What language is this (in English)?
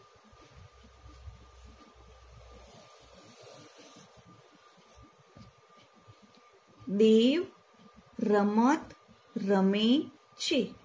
Gujarati